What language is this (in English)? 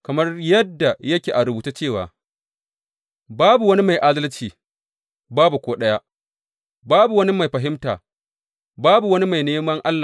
Hausa